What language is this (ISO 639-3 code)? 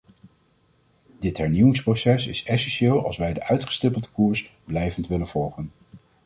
nld